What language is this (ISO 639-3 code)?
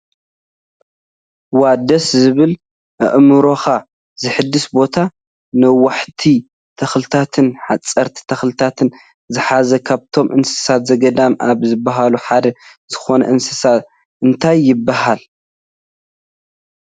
tir